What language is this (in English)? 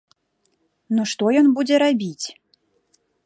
Belarusian